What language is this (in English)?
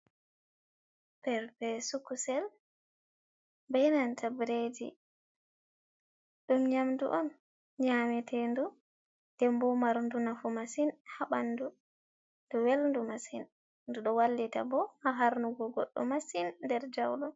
Fula